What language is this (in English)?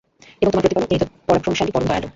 Bangla